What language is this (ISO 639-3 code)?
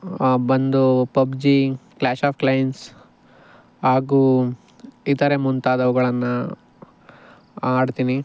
kan